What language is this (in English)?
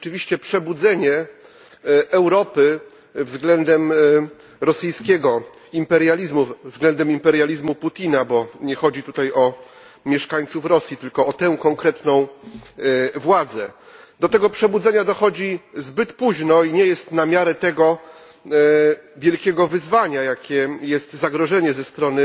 Polish